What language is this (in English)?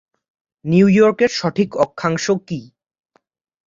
Bangla